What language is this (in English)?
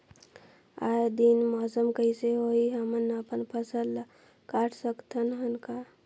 Chhattisgarhi